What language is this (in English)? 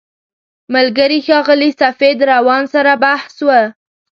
Pashto